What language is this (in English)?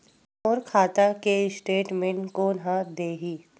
Chhattisgarhi